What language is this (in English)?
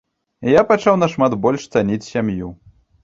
Belarusian